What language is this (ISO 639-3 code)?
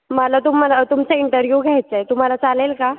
mar